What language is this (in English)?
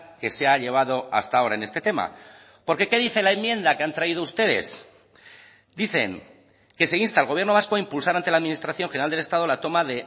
Spanish